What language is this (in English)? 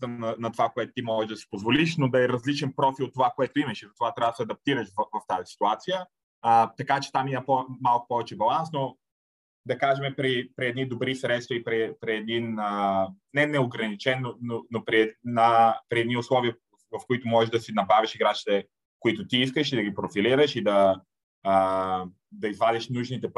Bulgarian